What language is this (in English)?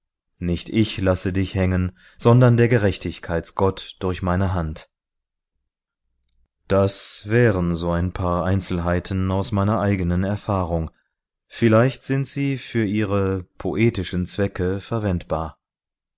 German